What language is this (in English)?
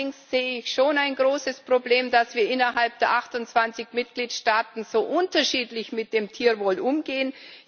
German